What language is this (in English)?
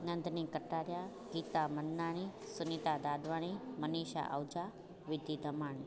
Sindhi